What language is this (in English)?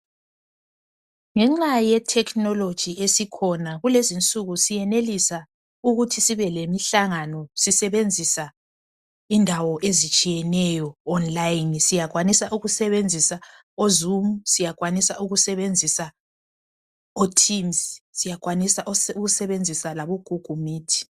North Ndebele